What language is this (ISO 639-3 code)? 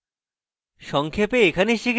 ben